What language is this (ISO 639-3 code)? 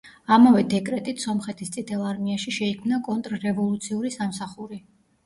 kat